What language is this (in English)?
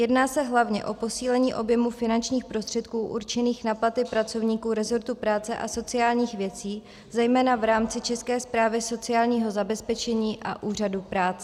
Czech